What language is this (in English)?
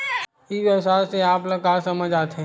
Chhattisgarhi